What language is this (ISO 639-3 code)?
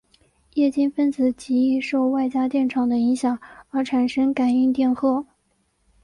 zho